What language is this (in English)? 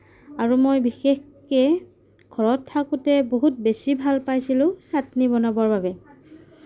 Assamese